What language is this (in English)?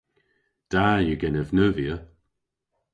Cornish